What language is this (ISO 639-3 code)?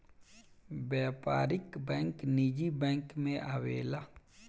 bho